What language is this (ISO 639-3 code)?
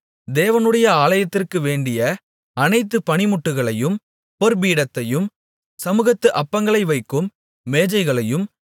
tam